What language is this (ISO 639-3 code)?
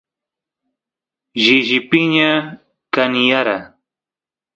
qus